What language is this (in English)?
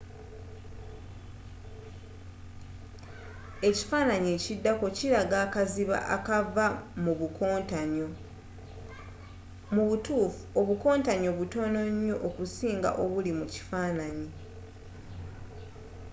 Ganda